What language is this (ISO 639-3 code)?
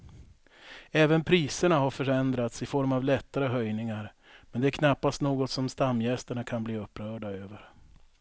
swe